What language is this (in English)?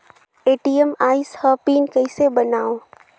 Chhattisgarhi